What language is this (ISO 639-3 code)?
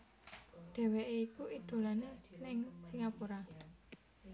jav